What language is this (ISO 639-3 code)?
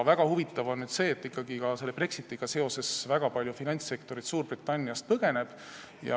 est